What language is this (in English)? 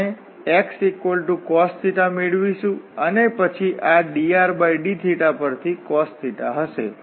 Gujarati